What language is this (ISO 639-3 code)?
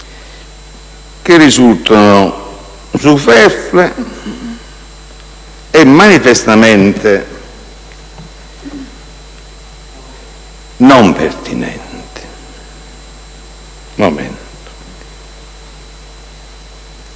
ita